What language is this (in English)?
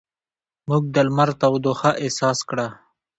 Pashto